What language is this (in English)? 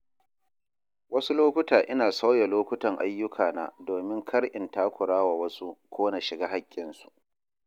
Hausa